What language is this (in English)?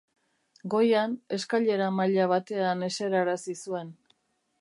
Basque